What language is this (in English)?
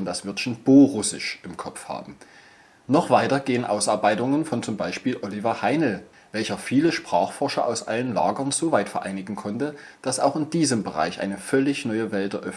German